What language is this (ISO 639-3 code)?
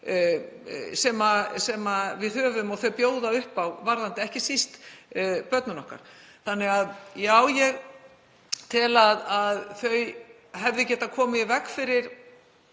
isl